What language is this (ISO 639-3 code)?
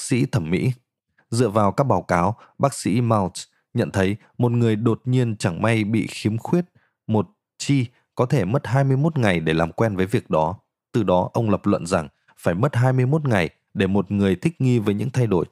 vie